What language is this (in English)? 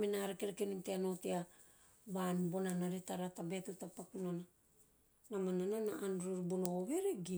Teop